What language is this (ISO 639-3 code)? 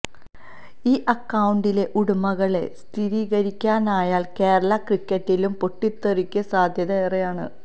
mal